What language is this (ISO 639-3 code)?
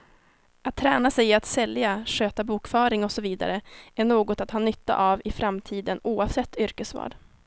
swe